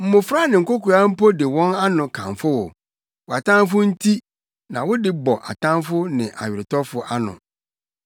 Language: Akan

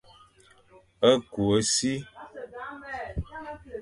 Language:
Fang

